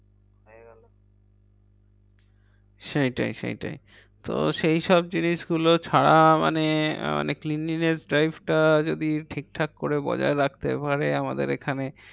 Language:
Bangla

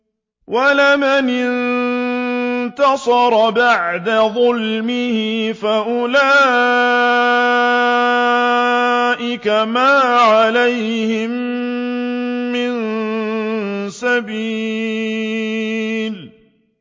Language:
Arabic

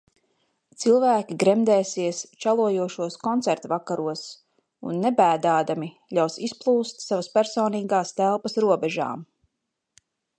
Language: Latvian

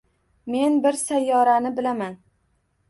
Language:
Uzbek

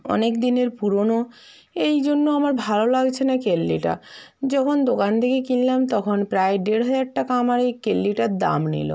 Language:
Bangla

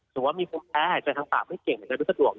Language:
Thai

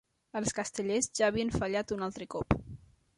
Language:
Catalan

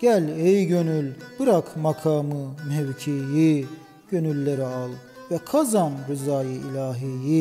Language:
Turkish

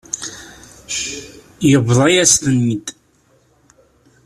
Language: Kabyle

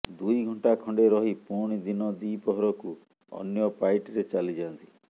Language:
Odia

